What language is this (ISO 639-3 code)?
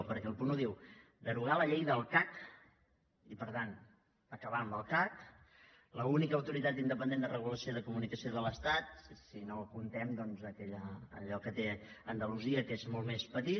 cat